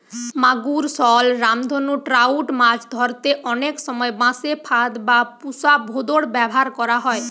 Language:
Bangla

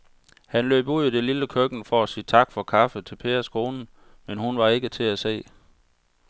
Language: Danish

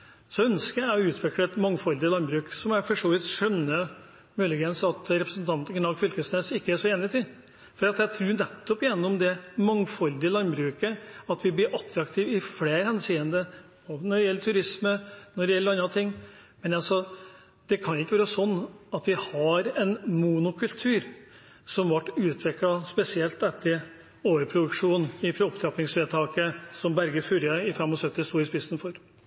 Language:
Norwegian Bokmål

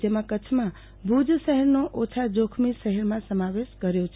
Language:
Gujarati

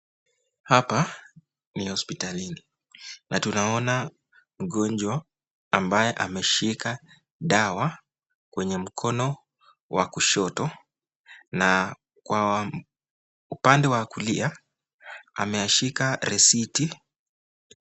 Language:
Swahili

